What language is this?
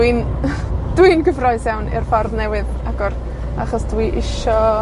Welsh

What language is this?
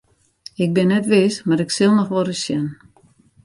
Western Frisian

